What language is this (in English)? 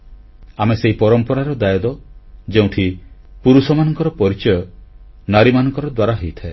Odia